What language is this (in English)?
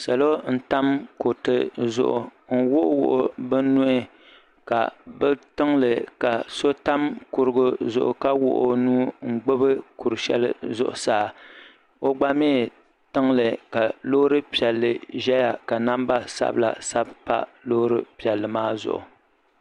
Dagbani